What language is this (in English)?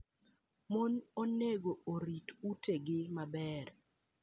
Luo (Kenya and Tanzania)